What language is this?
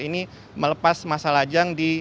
Indonesian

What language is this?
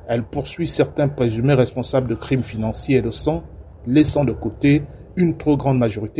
French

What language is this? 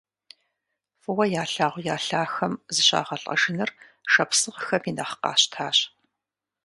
Kabardian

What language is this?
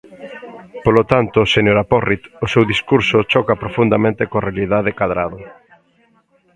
Galician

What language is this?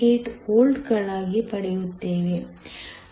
Kannada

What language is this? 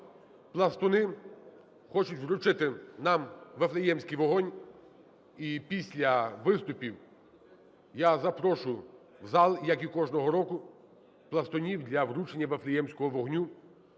Ukrainian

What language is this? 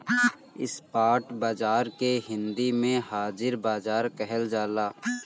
Bhojpuri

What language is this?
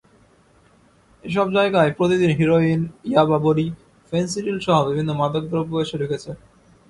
Bangla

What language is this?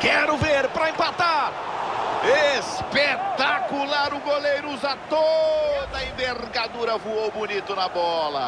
Portuguese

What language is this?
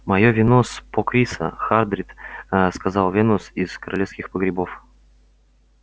Russian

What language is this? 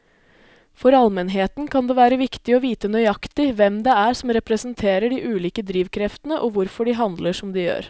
Norwegian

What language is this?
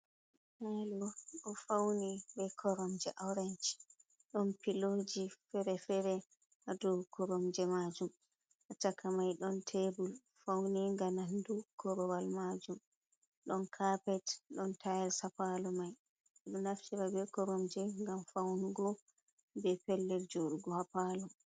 Fula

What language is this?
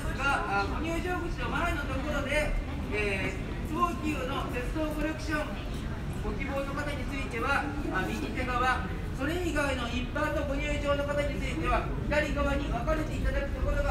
Japanese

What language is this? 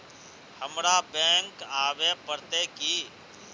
Magahi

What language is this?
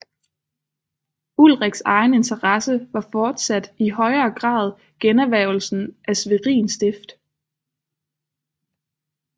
Danish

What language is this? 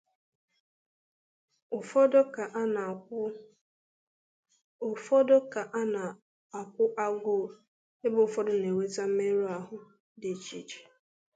Igbo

